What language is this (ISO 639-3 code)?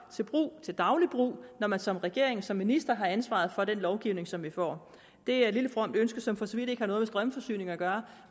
dan